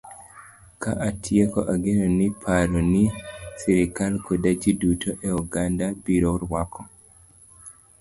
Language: Luo (Kenya and Tanzania)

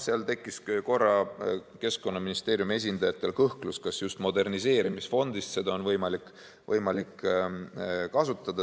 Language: Estonian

